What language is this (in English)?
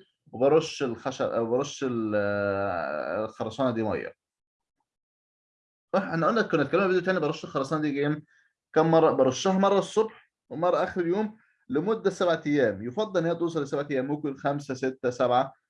Arabic